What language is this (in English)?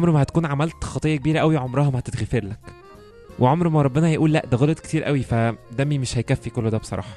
Arabic